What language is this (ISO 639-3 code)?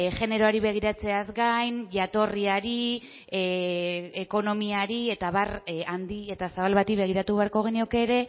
eus